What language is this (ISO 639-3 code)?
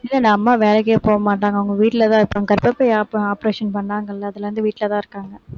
tam